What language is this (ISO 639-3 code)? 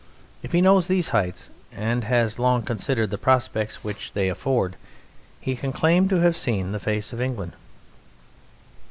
eng